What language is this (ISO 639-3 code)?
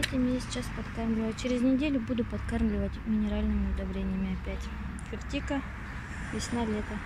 rus